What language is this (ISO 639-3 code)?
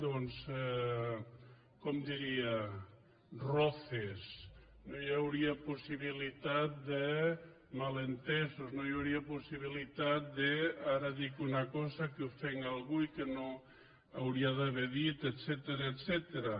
cat